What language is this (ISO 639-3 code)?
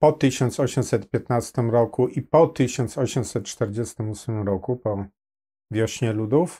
pol